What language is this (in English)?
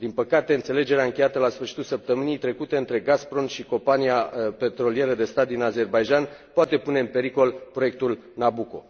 Romanian